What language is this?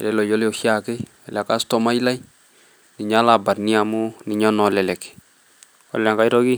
Masai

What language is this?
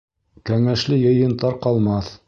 Bashkir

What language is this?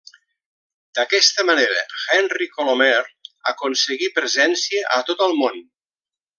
Catalan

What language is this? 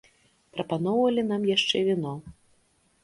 Belarusian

